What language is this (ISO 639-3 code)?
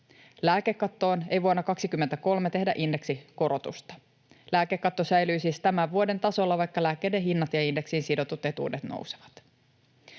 fin